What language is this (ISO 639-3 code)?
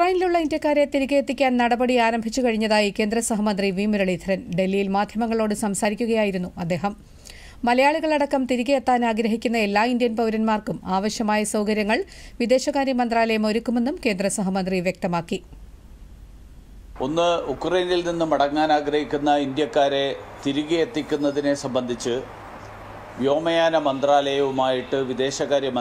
ron